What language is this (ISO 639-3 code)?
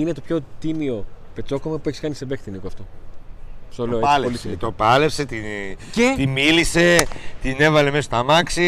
ell